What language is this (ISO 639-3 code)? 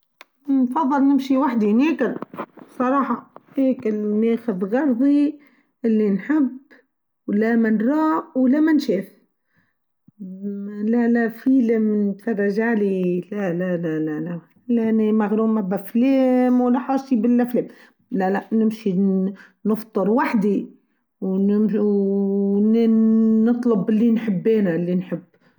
aeb